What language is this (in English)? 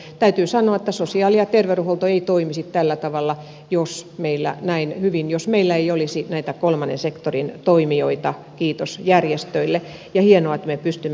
Finnish